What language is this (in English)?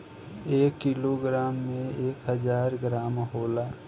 Bhojpuri